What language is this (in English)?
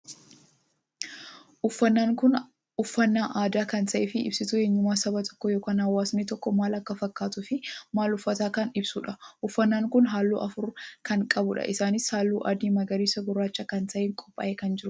Oromo